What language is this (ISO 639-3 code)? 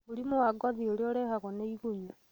kik